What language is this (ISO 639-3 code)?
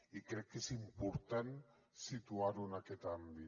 cat